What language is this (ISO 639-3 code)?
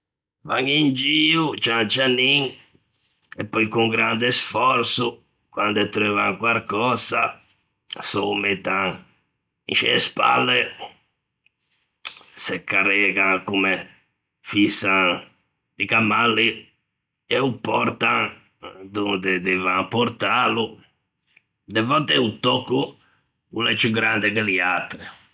lij